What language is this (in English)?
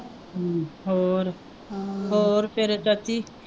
Punjabi